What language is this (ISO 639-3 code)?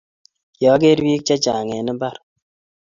kln